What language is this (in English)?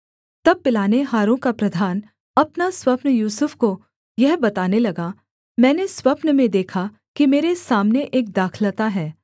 Hindi